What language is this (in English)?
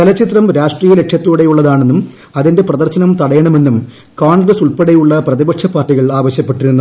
Malayalam